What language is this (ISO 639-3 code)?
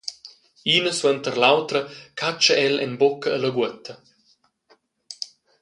roh